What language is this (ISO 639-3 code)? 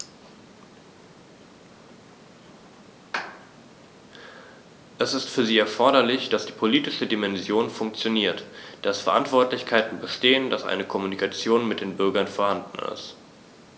deu